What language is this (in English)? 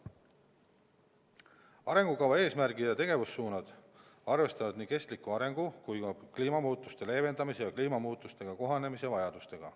Estonian